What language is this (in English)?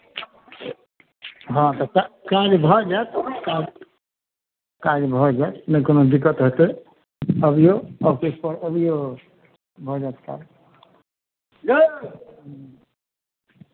Maithili